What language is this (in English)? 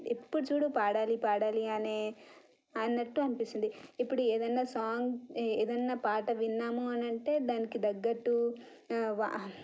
Telugu